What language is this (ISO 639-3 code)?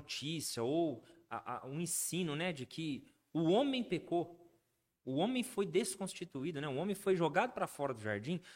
por